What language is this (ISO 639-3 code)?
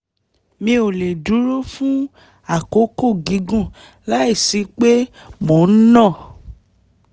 yor